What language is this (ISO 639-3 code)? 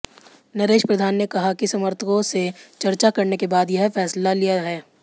hin